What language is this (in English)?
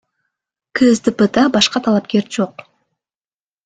Kyrgyz